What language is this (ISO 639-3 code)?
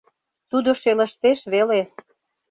chm